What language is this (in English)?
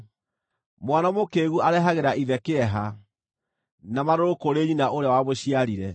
Kikuyu